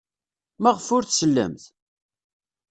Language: Kabyle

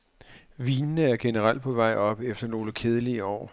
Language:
Danish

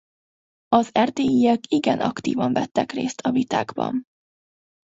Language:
Hungarian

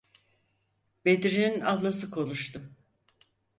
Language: Turkish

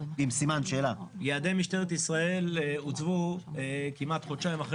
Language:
Hebrew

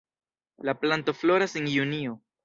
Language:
Esperanto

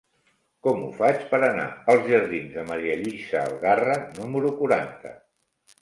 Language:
Catalan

